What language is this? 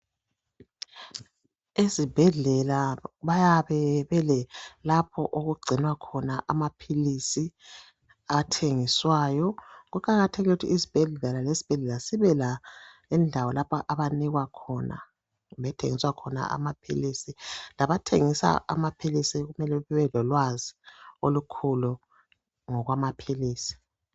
North Ndebele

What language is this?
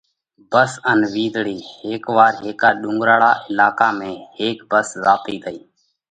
Parkari Koli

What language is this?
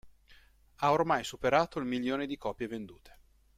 Italian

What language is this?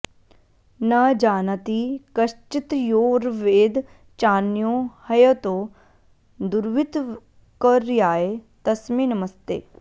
Sanskrit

